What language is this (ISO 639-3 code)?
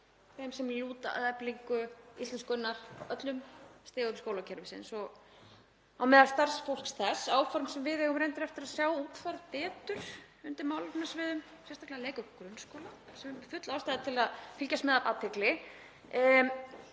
isl